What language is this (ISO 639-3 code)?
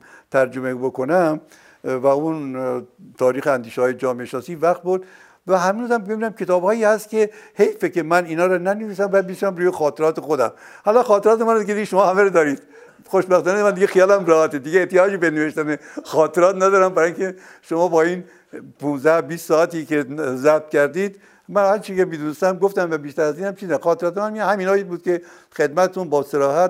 fas